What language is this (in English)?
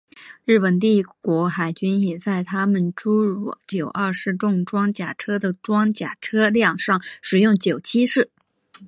Chinese